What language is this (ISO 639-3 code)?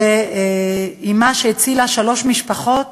heb